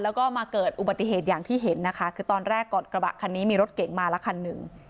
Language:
Thai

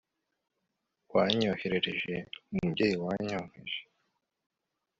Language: Kinyarwanda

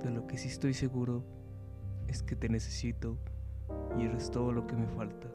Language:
Spanish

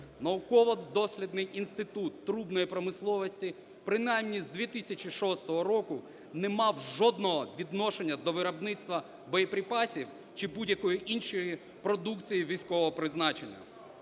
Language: Ukrainian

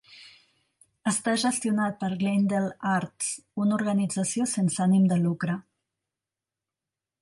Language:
Catalan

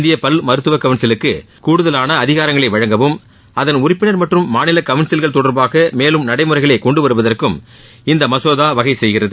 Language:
Tamil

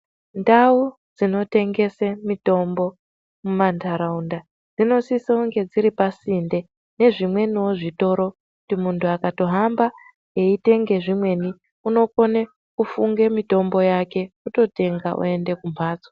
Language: Ndau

